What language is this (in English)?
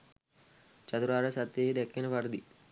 Sinhala